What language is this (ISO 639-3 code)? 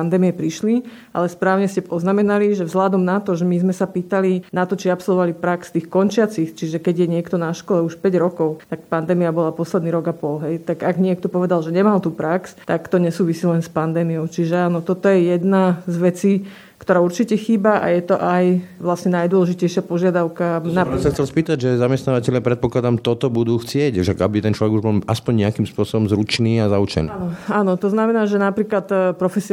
slk